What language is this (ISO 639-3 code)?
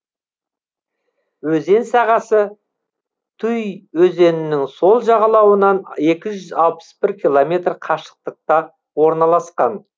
kaz